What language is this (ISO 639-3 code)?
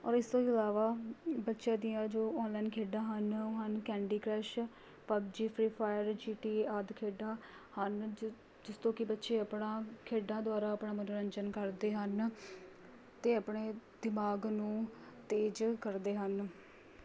pan